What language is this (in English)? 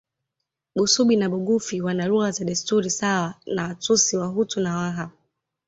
Swahili